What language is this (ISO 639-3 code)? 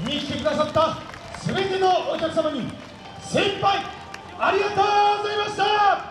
jpn